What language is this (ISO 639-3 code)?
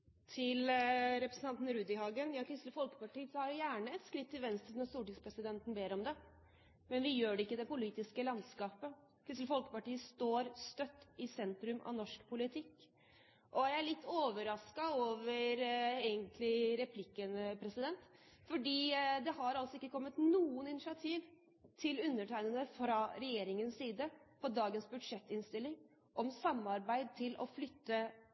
nor